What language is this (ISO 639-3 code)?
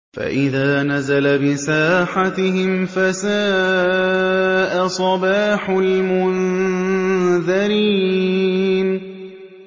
ara